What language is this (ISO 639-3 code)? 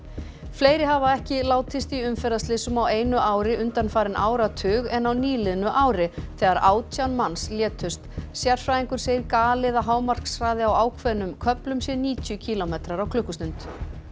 isl